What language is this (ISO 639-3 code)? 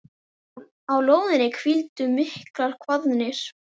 isl